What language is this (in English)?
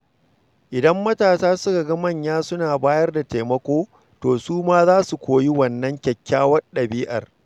Hausa